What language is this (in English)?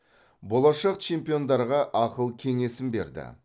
Kazakh